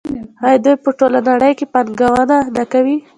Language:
Pashto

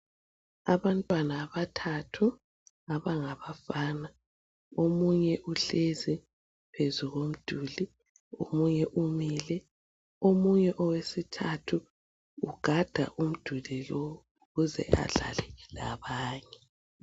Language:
North Ndebele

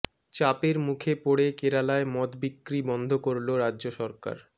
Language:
Bangla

